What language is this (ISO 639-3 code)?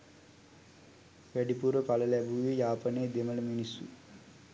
sin